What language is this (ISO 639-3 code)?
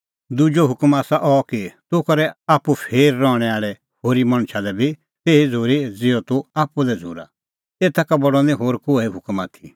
kfx